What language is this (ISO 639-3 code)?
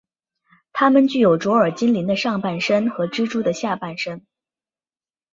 zho